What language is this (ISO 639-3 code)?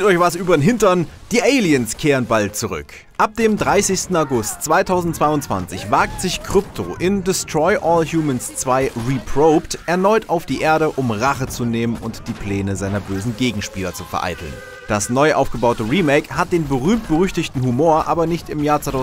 deu